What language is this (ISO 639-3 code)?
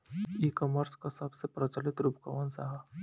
bho